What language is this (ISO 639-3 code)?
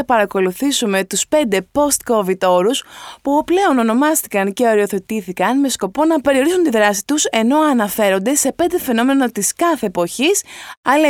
ell